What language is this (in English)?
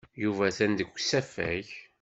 Kabyle